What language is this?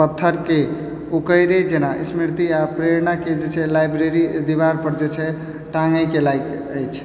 Maithili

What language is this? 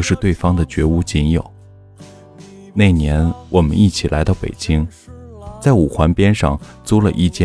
Chinese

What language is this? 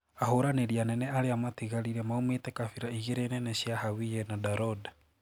Kikuyu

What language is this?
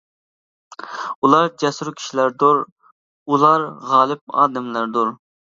Uyghur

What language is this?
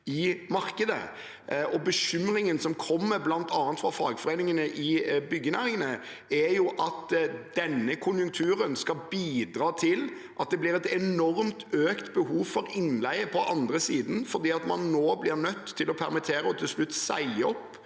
Norwegian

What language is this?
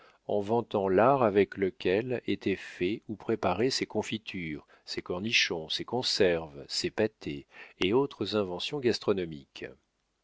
French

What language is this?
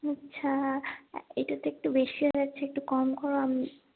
Bangla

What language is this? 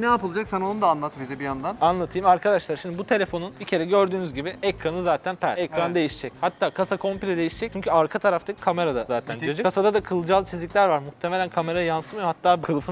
Turkish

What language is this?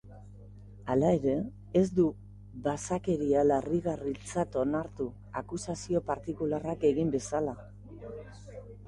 Basque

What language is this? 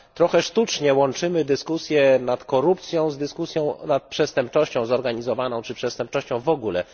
Polish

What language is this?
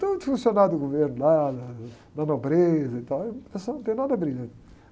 Portuguese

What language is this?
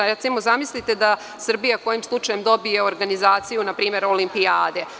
Serbian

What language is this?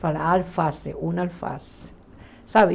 Portuguese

